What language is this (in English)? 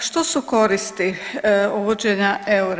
Croatian